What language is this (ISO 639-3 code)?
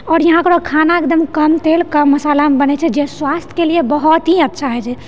mai